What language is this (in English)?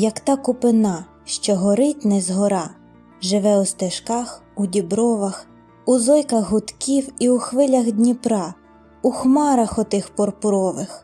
Ukrainian